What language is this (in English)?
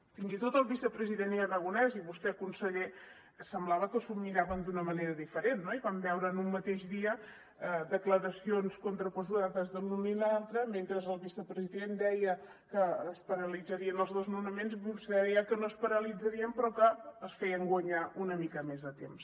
Catalan